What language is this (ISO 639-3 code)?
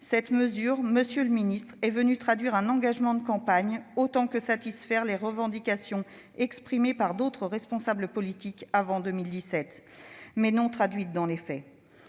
fra